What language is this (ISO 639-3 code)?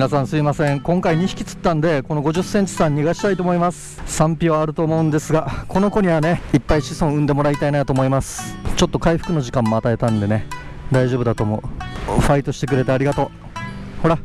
jpn